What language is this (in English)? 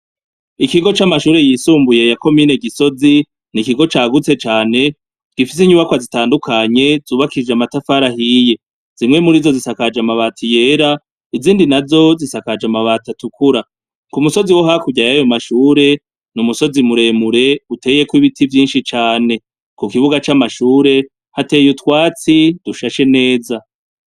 Rundi